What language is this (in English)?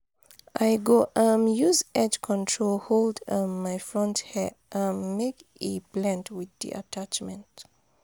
Nigerian Pidgin